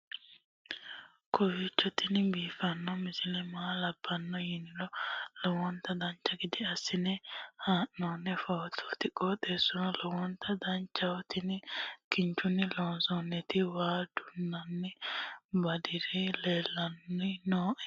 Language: Sidamo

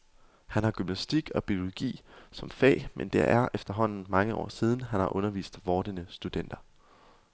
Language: Danish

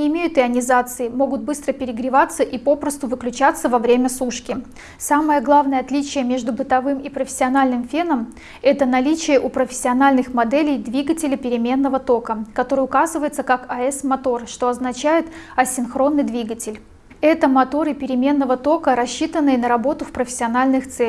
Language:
Russian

